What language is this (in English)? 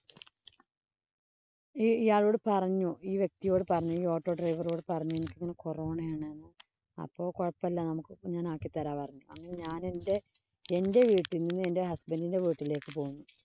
Malayalam